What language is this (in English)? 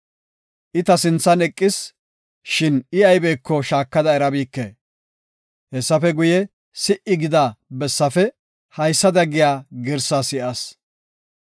Gofa